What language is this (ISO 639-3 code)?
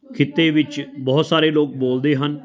pan